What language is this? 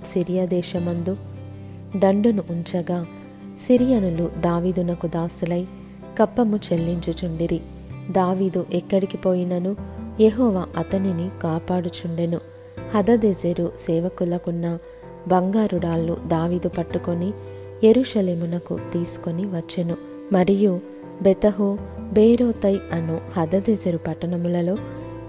Telugu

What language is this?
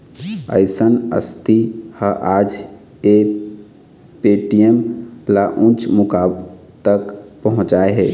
Chhattisgarhi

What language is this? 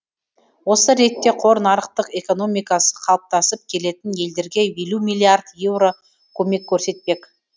Kazakh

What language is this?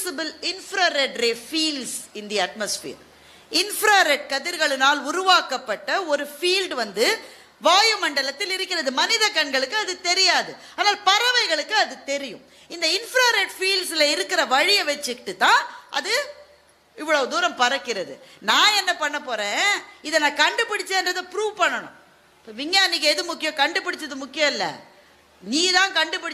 Tamil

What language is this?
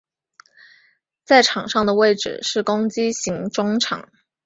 Chinese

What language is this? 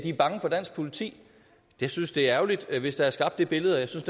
Danish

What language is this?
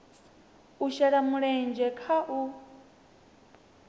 Venda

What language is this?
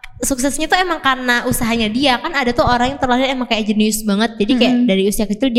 Indonesian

